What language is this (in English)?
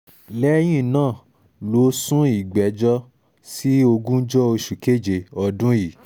Yoruba